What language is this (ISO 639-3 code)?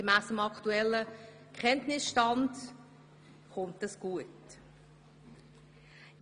gsw